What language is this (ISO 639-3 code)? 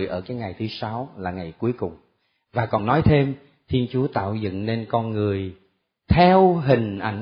vie